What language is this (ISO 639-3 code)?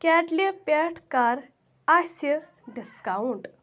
kas